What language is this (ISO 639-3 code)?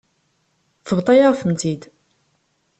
kab